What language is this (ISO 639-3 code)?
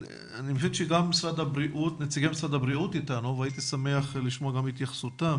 heb